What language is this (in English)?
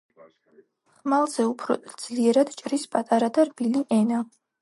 Georgian